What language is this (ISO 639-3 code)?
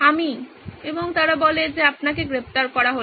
ben